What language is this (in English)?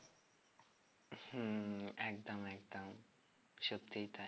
Bangla